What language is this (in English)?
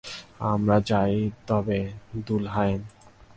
Bangla